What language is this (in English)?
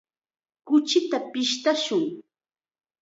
Chiquián Ancash Quechua